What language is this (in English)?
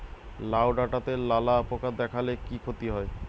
Bangla